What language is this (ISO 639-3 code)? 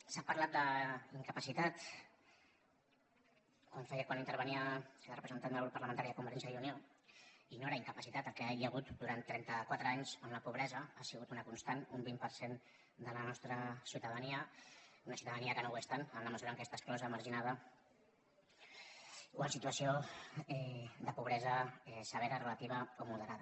cat